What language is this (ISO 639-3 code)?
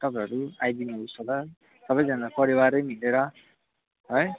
nep